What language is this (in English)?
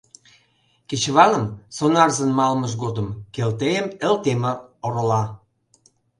Mari